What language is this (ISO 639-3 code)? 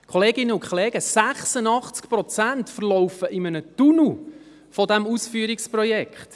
gsw